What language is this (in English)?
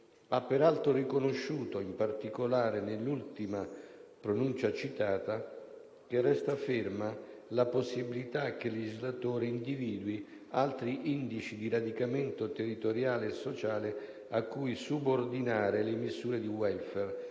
Italian